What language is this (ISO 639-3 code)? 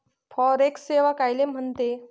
mar